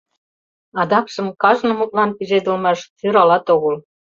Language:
Mari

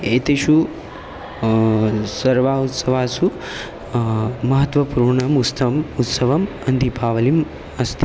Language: Sanskrit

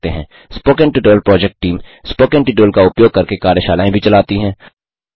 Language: Hindi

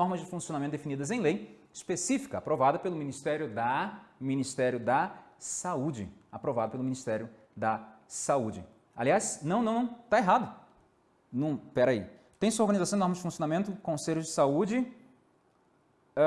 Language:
Portuguese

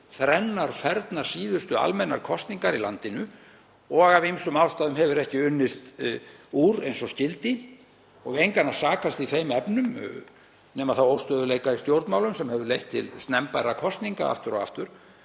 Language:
Icelandic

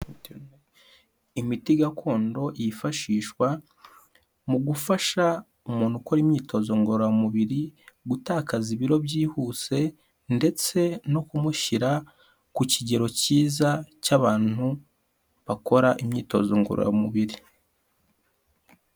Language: Kinyarwanda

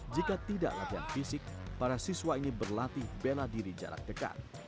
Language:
Indonesian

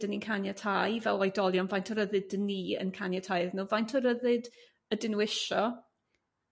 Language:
Welsh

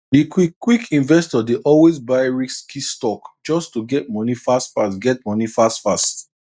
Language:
Nigerian Pidgin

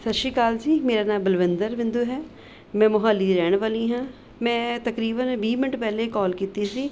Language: Punjabi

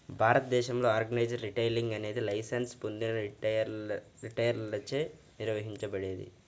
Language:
Telugu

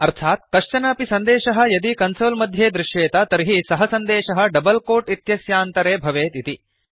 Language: Sanskrit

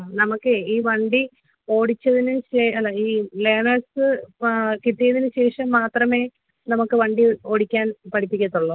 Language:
Malayalam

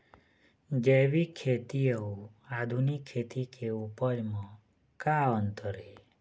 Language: Chhattisgarhi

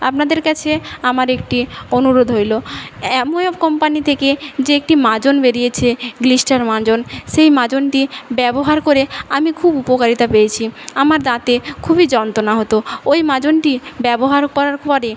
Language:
Bangla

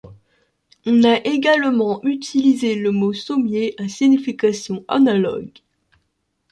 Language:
French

